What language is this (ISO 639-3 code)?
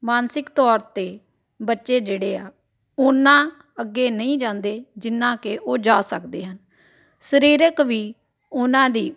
pan